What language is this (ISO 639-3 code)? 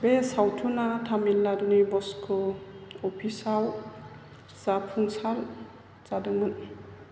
brx